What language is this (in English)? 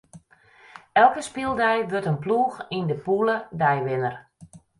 Western Frisian